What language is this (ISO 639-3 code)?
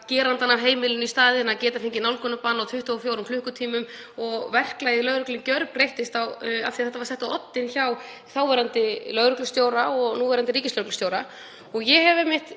isl